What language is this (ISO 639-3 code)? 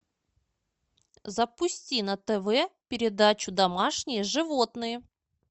rus